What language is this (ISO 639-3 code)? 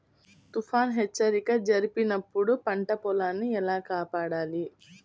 tel